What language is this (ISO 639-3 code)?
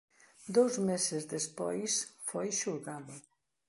glg